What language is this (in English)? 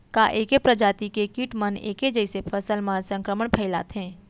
Chhattisgarhi